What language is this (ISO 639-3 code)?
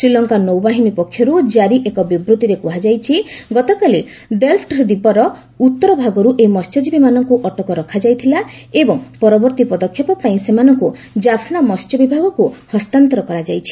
ori